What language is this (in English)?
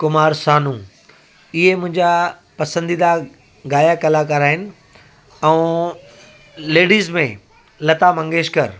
Sindhi